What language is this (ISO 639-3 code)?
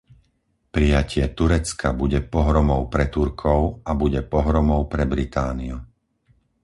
slk